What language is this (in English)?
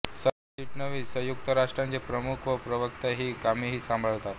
Marathi